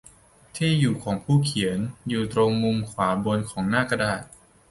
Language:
Thai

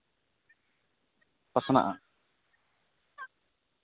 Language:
Santali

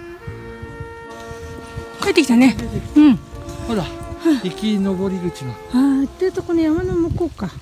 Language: Japanese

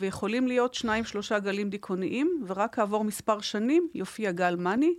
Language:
Hebrew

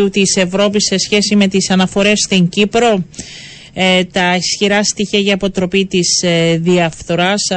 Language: Greek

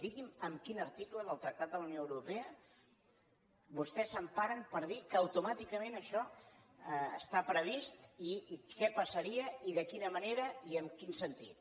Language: Catalan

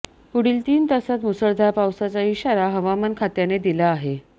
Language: Marathi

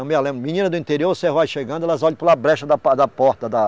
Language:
Portuguese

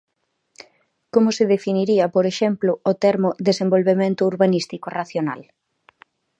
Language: Galician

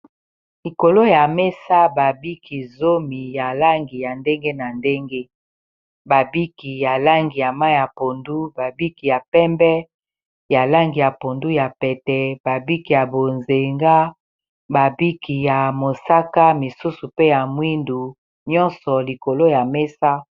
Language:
Lingala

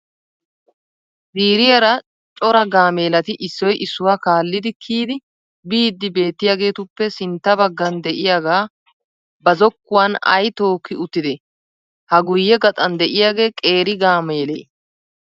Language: Wolaytta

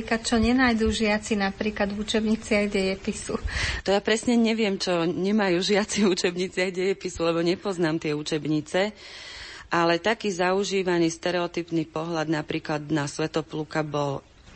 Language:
Slovak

